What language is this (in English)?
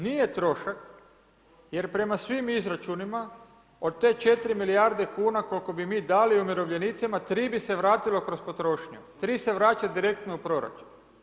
Croatian